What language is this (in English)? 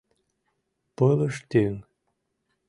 Mari